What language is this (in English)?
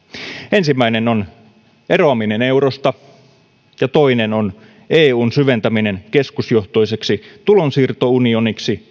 Finnish